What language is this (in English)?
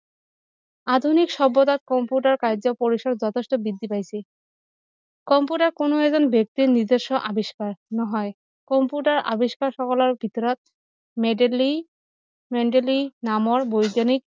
Assamese